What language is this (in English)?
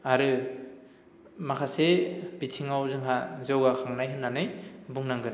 Bodo